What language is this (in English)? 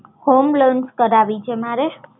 Gujarati